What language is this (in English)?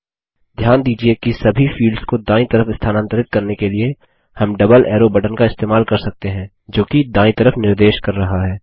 Hindi